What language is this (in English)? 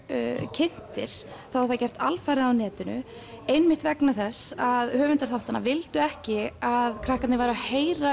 Icelandic